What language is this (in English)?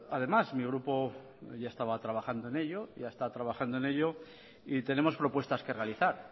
Spanish